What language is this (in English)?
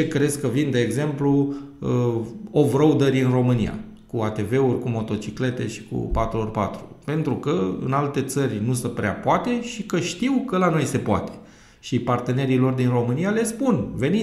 Romanian